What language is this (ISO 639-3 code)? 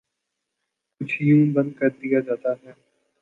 urd